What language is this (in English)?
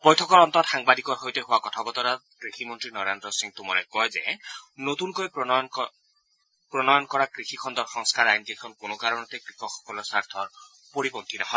Assamese